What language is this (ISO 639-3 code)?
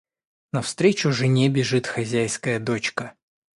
rus